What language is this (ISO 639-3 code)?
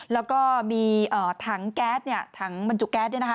tha